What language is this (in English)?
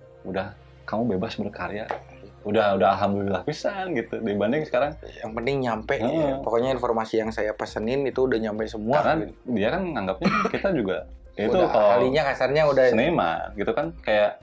Indonesian